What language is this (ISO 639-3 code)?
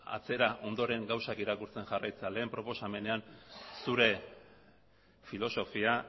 eus